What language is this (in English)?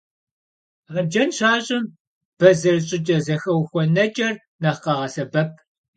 Kabardian